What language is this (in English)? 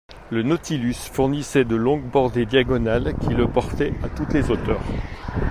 French